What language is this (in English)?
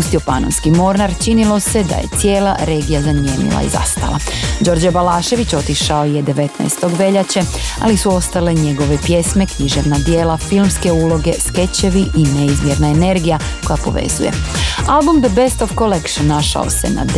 Croatian